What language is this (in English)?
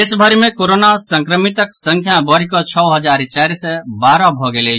Maithili